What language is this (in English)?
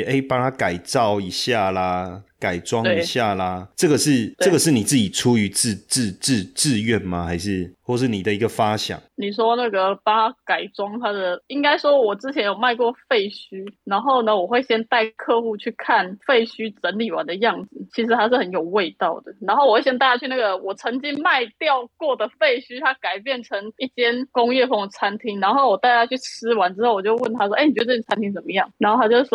Chinese